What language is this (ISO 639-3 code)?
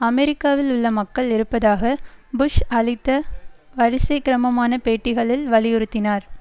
tam